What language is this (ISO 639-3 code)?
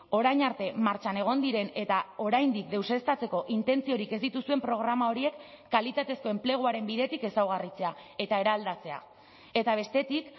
eus